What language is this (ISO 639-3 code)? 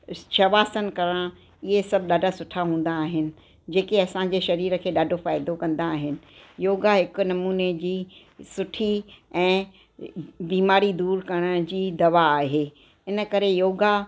snd